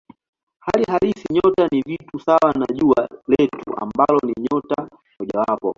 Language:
Swahili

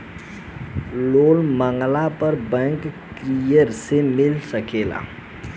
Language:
Bhojpuri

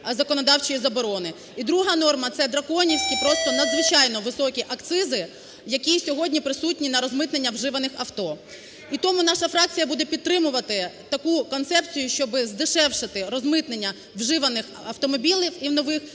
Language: Ukrainian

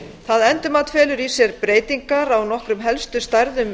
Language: Icelandic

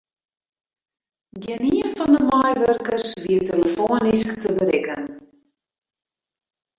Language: Western Frisian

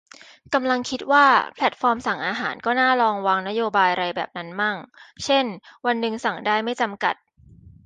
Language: Thai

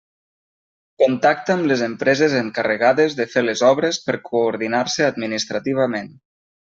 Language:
Catalan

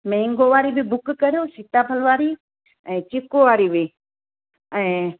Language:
Sindhi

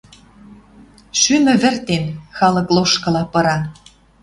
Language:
Western Mari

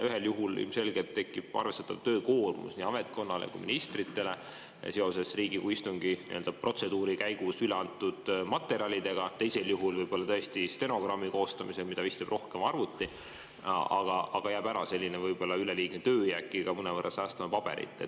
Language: Estonian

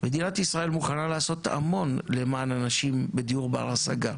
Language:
Hebrew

